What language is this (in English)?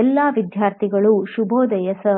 Kannada